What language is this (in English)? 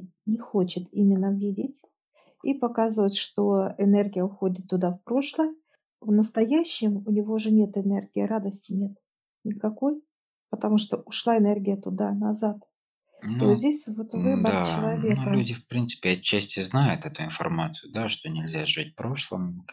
Russian